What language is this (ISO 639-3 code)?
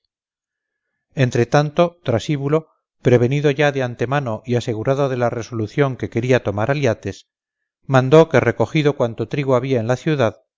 spa